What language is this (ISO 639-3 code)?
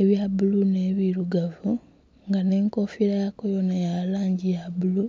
xog